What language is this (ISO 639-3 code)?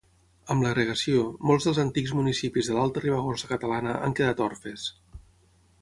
cat